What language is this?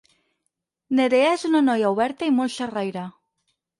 Catalan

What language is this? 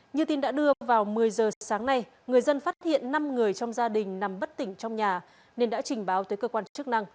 Vietnamese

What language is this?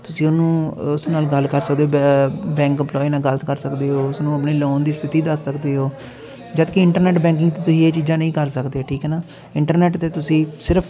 Punjabi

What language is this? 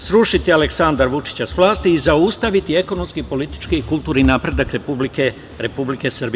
Serbian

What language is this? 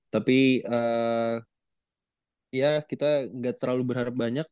Indonesian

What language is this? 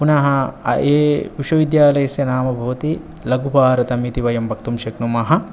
Sanskrit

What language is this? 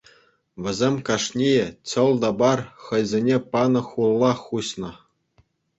Chuvash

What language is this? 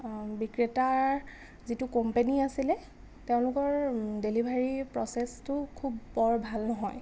Assamese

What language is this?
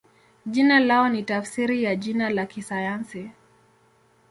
Swahili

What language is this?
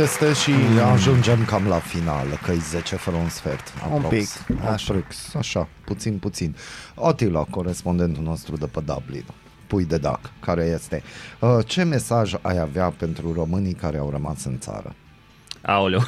Romanian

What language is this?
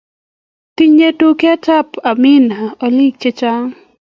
Kalenjin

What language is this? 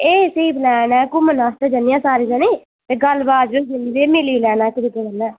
Dogri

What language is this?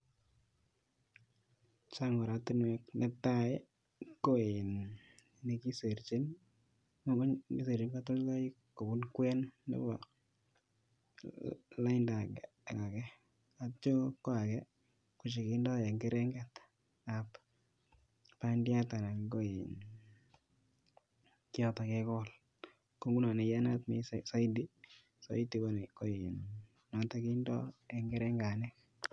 Kalenjin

